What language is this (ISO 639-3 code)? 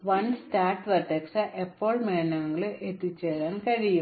mal